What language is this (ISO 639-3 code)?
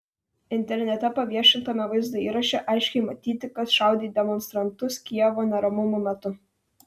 lit